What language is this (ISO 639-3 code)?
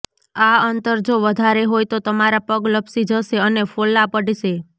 guj